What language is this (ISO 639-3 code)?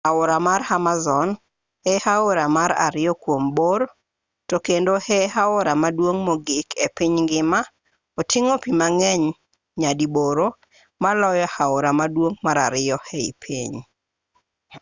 luo